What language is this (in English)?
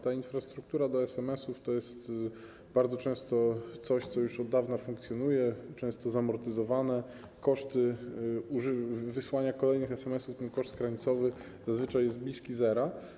Polish